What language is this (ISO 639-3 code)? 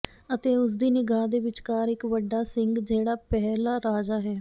pan